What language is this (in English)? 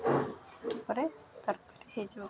Odia